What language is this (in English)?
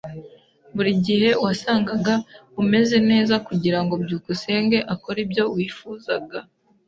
Kinyarwanda